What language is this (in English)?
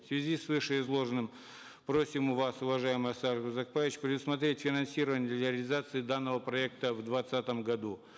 Kazakh